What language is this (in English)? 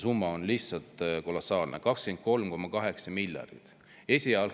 Estonian